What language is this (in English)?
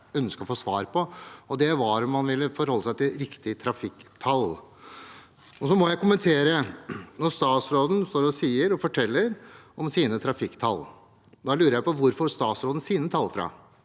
Norwegian